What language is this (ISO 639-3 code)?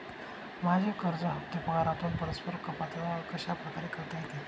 mar